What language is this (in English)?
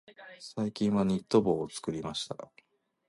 Japanese